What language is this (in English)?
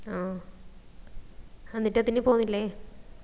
Malayalam